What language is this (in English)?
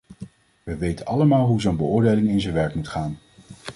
Dutch